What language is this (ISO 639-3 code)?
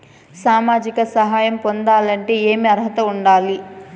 tel